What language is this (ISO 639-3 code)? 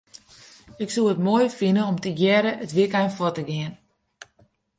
fry